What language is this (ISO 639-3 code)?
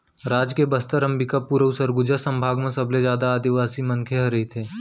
hne